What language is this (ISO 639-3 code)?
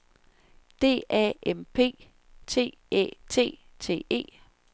dan